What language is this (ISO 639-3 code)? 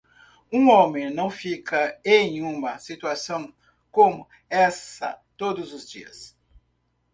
por